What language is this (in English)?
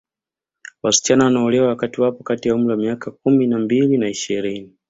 Swahili